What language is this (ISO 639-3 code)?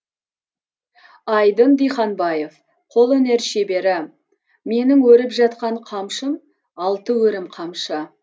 kaz